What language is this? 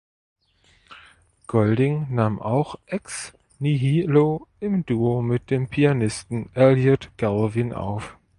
German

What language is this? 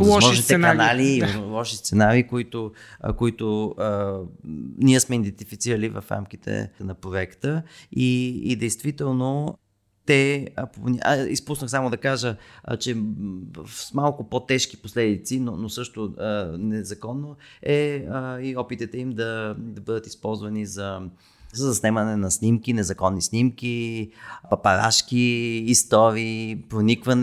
Bulgarian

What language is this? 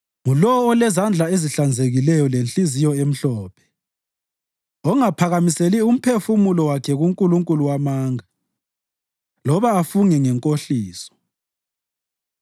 North Ndebele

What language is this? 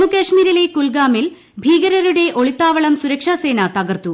Malayalam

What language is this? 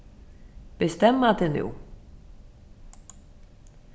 Faroese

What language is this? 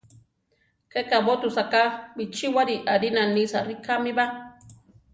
Central Tarahumara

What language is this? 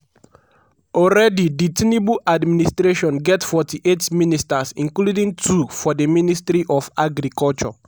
Nigerian Pidgin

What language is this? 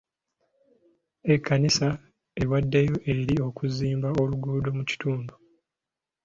Ganda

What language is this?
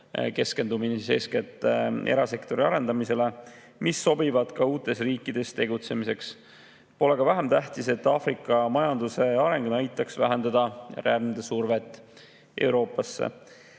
Estonian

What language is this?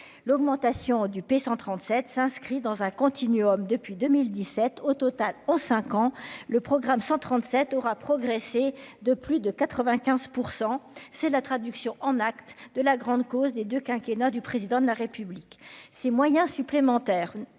French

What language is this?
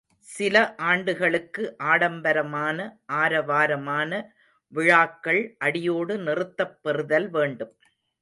Tamil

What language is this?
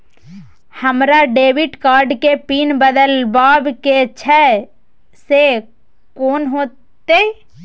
Maithili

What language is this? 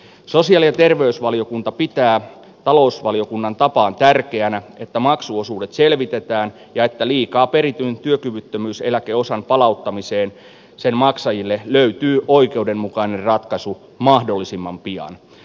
Finnish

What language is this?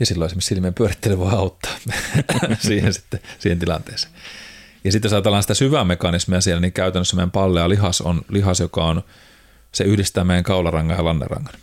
Finnish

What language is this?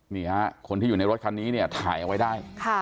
Thai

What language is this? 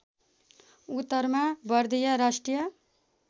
Nepali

